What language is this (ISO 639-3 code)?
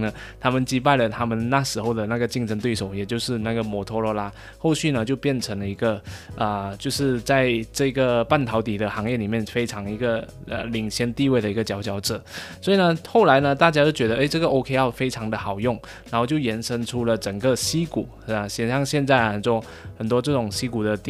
zho